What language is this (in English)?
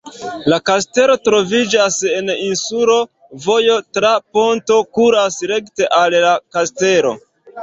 Esperanto